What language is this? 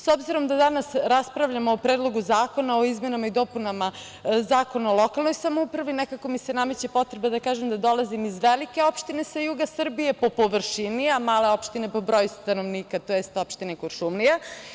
Serbian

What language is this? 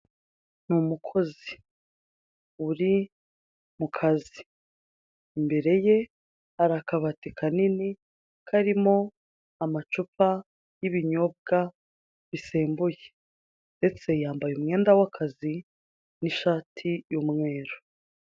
Kinyarwanda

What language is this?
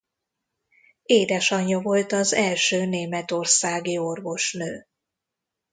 Hungarian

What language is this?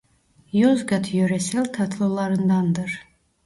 Turkish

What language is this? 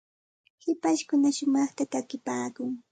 Santa Ana de Tusi Pasco Quechua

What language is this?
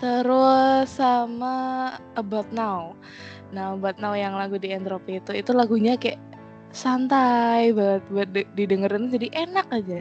Indonesian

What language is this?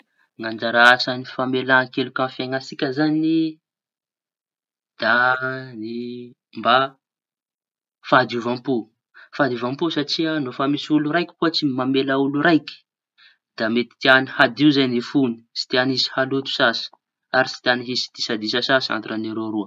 Tanosy Malagasy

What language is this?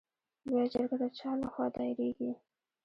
Pashto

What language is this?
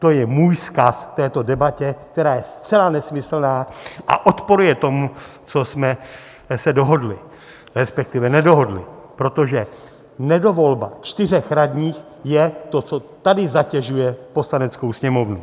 Czech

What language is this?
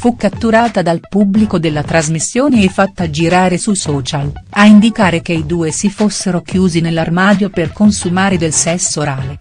Italian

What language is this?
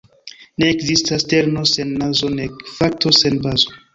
Esperanto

